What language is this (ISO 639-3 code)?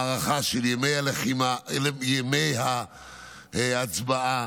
heb